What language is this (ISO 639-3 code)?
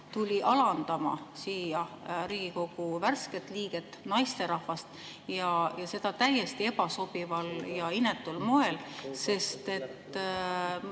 est